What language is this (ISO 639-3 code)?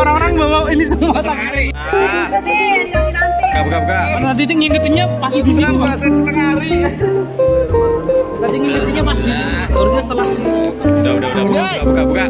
ind